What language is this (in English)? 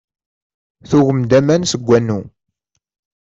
Kabyle